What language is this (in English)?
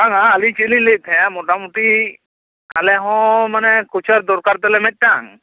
Santali